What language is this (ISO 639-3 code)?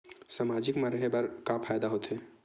hne